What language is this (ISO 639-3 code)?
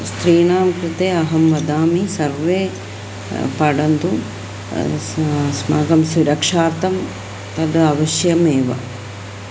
san